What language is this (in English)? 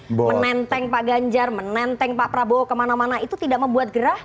Indonesian